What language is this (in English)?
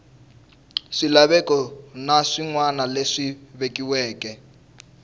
Tsonga